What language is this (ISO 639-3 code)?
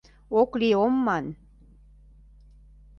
chm